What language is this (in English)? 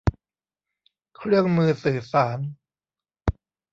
Thai